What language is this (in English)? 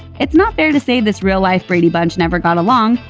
English